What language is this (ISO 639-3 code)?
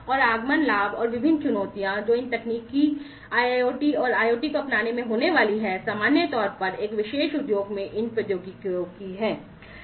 hin